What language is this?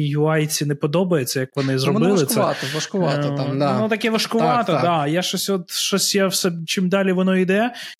Ukrainian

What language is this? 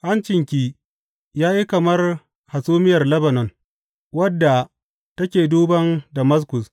Hausa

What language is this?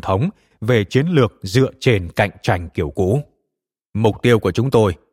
Vietnamese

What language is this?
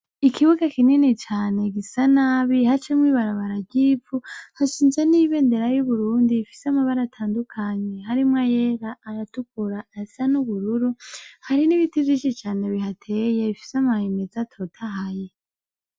Rundi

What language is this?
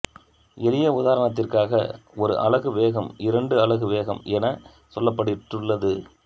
Tamil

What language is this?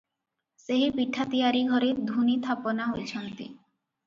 Odia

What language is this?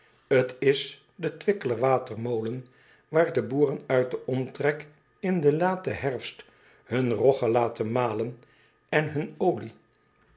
Dutch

